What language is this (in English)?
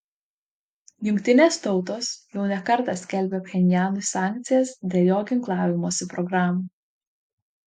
Lithuanian